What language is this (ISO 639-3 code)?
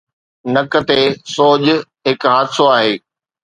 snd